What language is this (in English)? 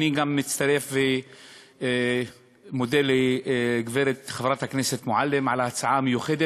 Hebrew